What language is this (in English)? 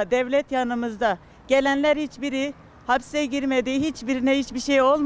Turkish